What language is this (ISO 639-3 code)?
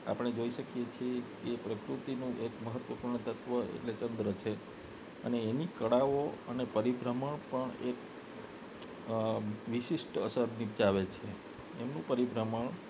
guj